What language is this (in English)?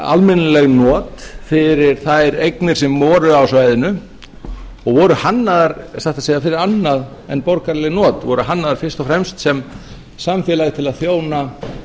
Icelandic